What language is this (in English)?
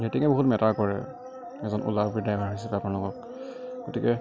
Assamese